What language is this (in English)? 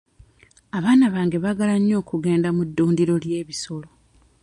Ganda